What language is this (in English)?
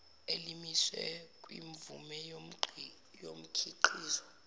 Zulu